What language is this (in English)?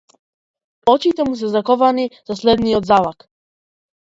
Macedonian